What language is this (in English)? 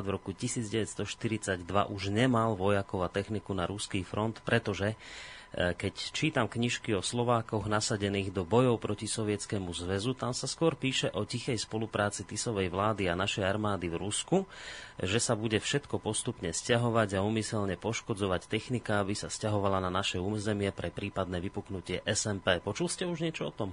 Slovak